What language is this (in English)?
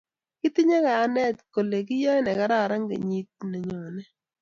Kalenjin